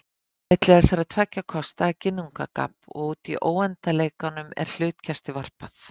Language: Icelandic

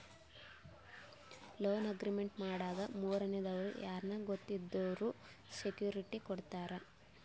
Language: Kannada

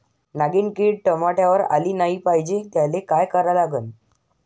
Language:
Marathi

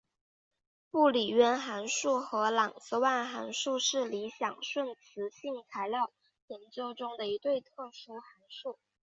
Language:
Chinese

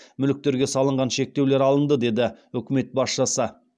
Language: Kazakh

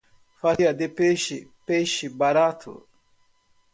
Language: Portuguese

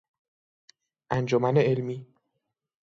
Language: Persian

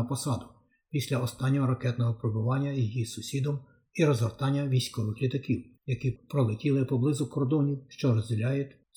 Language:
Ukrainian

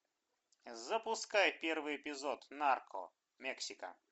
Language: Russian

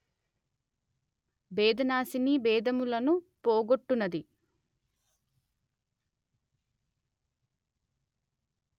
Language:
Telugu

